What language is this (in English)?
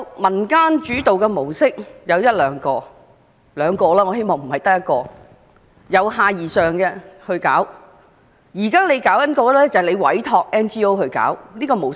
Cantonese